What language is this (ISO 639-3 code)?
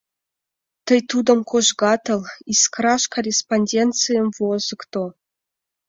chm